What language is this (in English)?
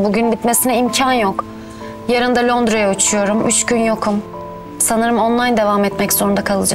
Turkish